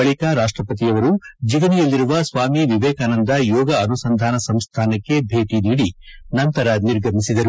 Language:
Kannada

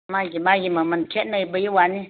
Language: Manipuri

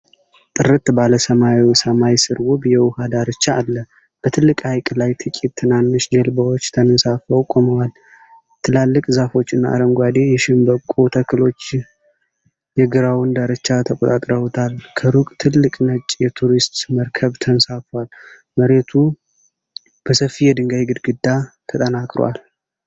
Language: Amharic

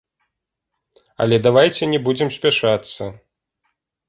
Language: Belarusian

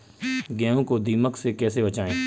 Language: Hindi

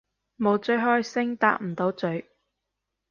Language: Cantonese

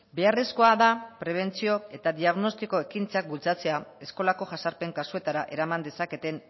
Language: Basque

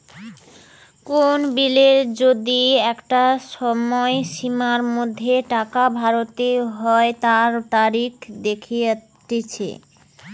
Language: Bangla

